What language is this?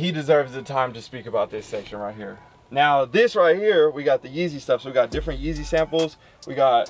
English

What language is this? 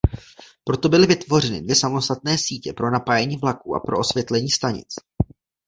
Czech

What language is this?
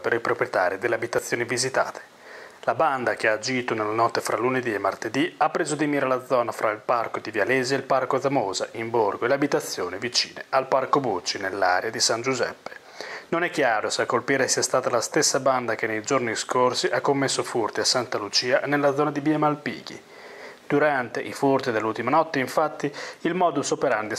Italian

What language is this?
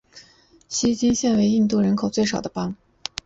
Chinese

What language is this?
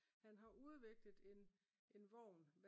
Danish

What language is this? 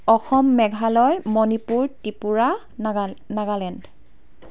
Assamese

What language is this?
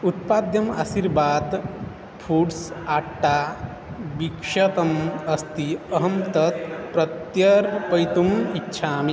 Sanskrit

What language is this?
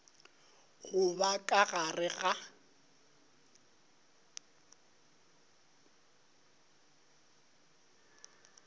Northern Sotho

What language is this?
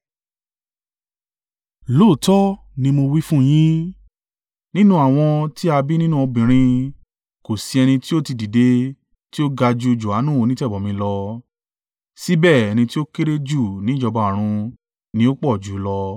Yoruba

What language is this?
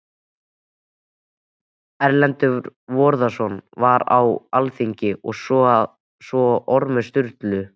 Icelandic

